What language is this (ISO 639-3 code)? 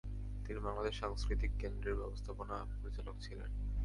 ben